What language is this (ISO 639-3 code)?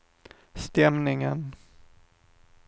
swe